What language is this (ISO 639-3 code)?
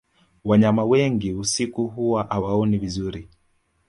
swa